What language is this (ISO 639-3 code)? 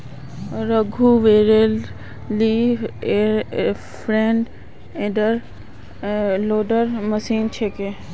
mag